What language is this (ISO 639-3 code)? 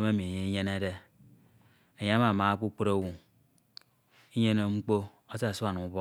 itw